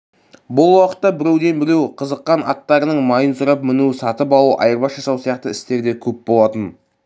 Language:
Kazakh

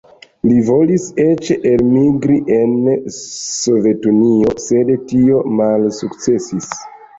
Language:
Esperanto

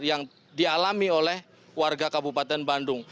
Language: Indonesian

